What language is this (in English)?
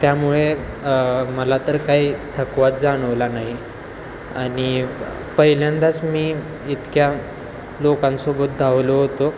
Marathi